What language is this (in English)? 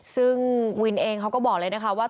Thai